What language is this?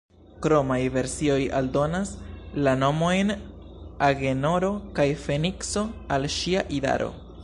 Esperanto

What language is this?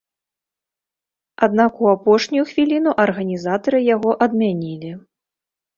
Belarusian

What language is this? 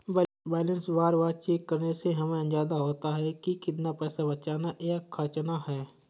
Hindi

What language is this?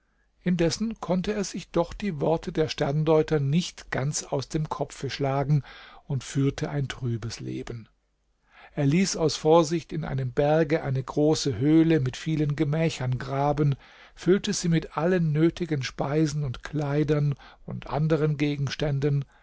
German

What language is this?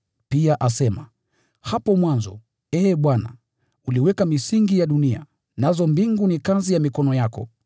Swahili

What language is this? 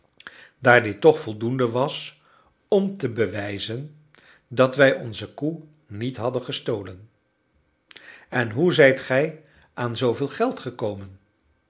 Dutch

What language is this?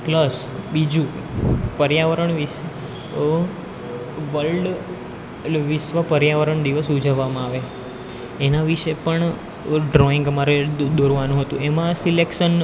Gujarati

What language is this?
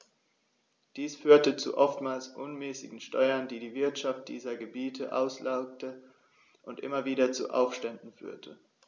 German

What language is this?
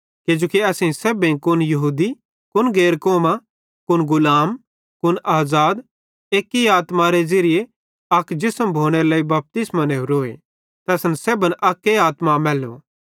Bhadrawahi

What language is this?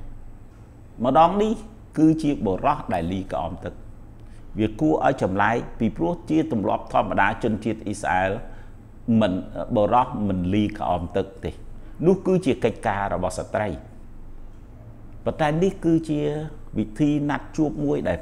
Vietnamese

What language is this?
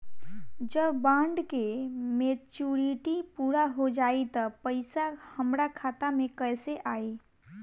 Bhojpuri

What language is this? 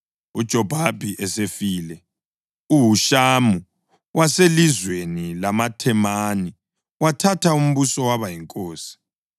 North Ndebele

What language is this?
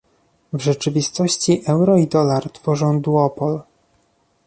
Polish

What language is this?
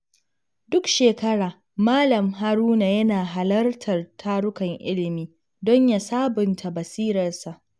Hausa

